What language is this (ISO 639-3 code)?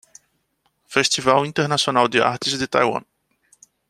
por